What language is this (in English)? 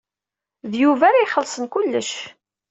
Kabyle